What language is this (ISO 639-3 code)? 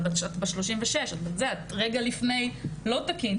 heb